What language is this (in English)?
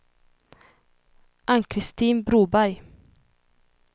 Swedish